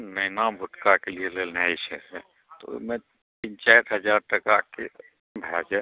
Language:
Maithili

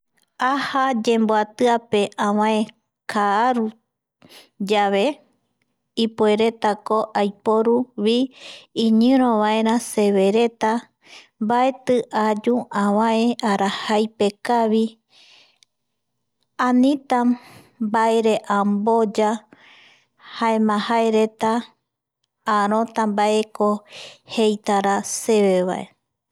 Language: Eastern Bolivian Guaraní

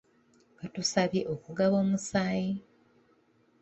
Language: Ganda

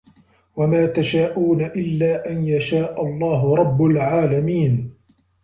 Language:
Arabic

